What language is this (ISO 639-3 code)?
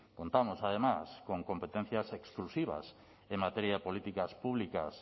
spa